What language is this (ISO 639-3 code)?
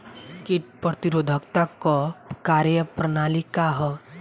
bho